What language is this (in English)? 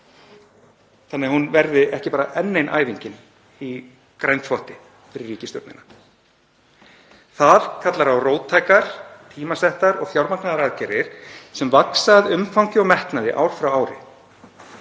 Icelandic